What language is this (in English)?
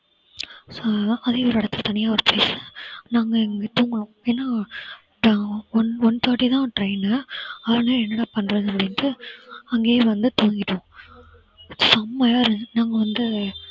Tamil